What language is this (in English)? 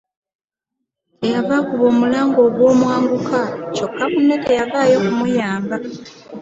Ganda